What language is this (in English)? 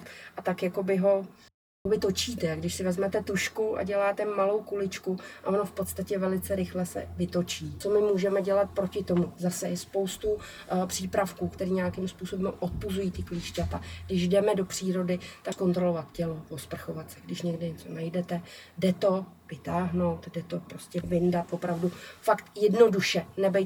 Czech